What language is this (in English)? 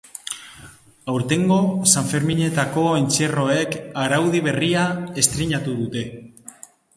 Basque